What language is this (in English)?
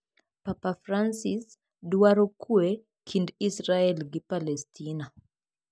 Luo (Kenya and Tanzania)